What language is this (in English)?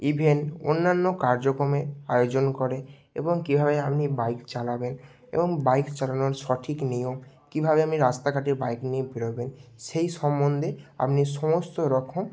Bangla